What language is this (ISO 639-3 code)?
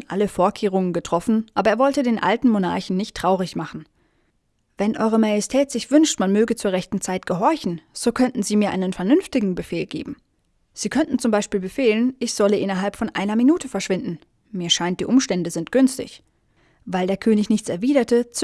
deu